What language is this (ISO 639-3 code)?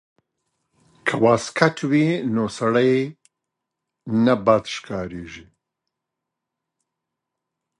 pus